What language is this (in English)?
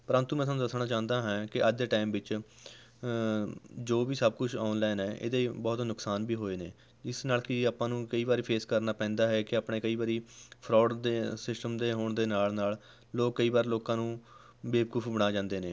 Punjabi